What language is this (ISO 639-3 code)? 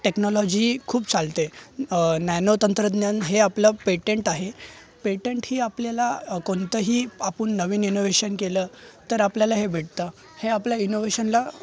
mar